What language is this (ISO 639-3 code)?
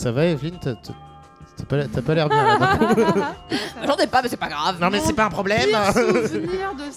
fra